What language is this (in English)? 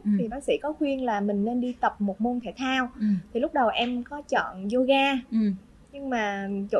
Vietnamese